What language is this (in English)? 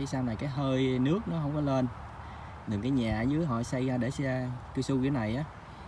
Vietnamese